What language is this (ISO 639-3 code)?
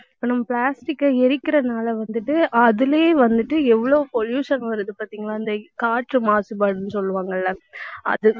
tam